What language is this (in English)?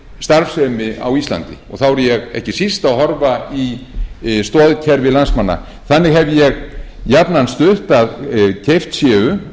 Icelandic